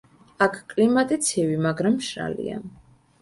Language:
Georgian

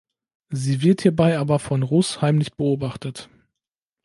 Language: German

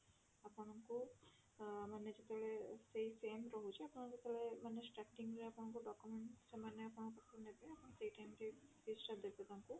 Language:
Odia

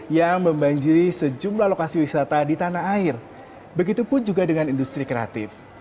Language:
Indonesian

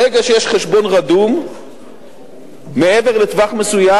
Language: Hebrew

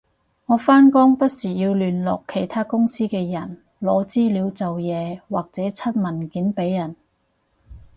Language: Cantonese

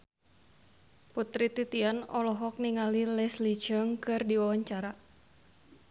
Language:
Sundanese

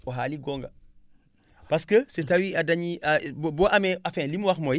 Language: Wolof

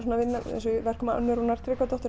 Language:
Icelandic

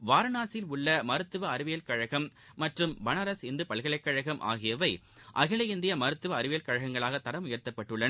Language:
Tamil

